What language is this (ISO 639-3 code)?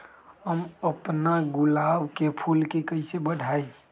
mag